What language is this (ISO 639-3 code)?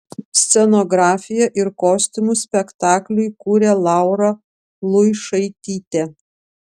lit